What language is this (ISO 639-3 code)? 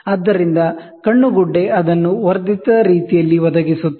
kan